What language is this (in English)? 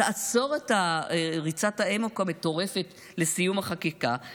Hebrew